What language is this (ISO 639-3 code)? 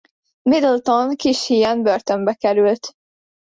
hun